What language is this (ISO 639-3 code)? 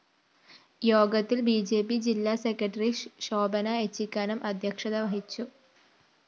mal